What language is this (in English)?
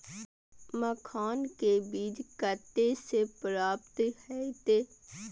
Maithili